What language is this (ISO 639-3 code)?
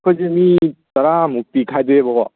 mni